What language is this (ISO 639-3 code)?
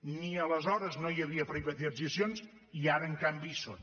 cat